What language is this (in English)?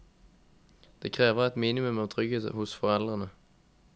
Norwegian